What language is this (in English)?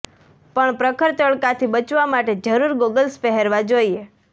Gujarati